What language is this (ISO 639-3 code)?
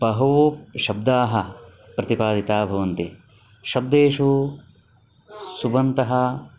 san